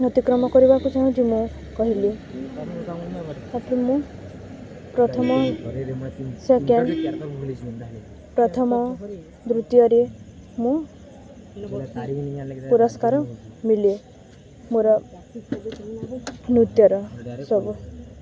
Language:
Odia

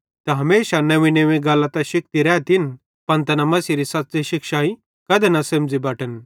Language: Bhadrawahi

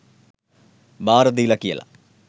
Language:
Sinhala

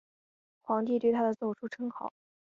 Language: Chinese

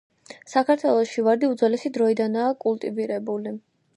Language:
Georgian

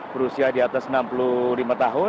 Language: Indonesian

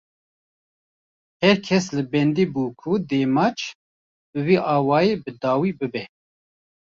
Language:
Kurdish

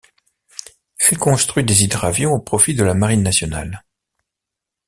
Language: French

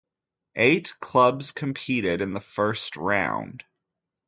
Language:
English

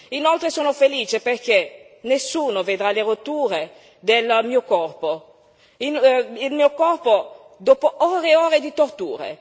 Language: Italian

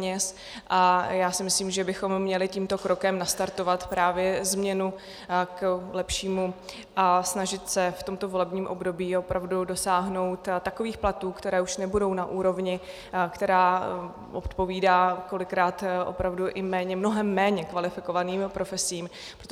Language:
Czech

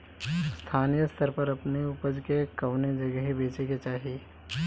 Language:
Bhojpuri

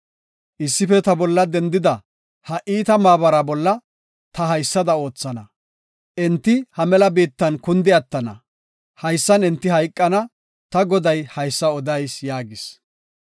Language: Gofa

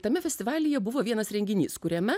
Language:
Lithuanian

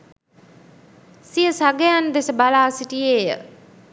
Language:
Sinhala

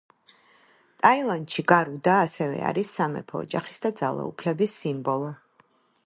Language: Georgian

